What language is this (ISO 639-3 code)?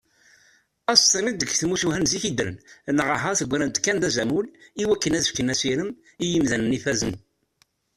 kab